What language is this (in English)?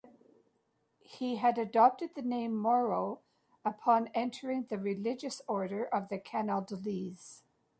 English